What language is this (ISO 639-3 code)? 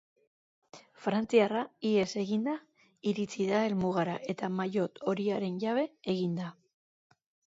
eus